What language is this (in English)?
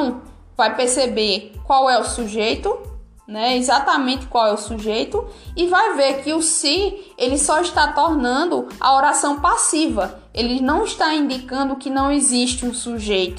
Portuguese